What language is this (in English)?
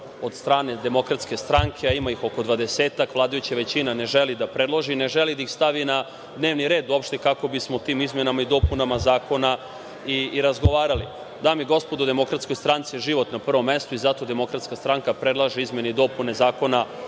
Serbian